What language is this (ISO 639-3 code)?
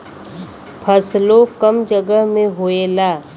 bho